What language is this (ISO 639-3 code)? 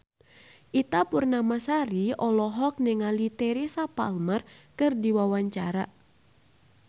sun